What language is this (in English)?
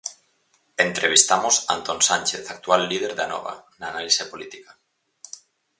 Galician